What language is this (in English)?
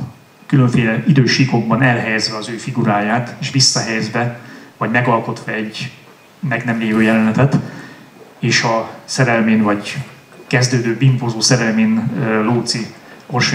Hungarian